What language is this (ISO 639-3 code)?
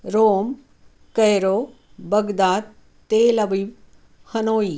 mar